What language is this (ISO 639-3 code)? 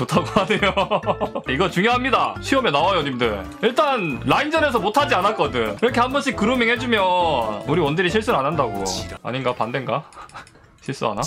kor